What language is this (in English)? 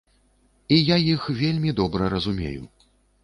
Belarusian